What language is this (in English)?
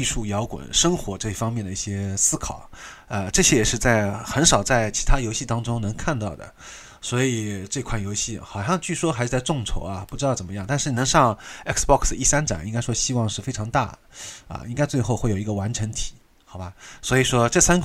Chinese